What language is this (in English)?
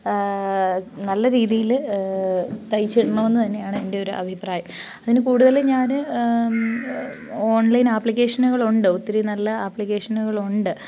Malayalam